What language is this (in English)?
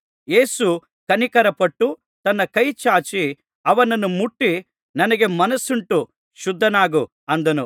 Kannada